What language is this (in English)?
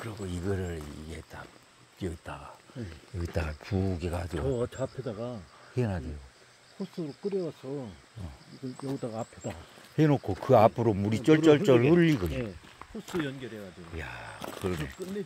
Korean